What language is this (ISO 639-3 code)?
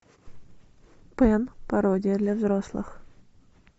rus